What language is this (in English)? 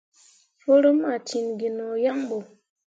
Mundang